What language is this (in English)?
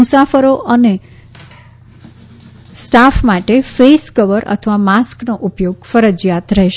Gujarati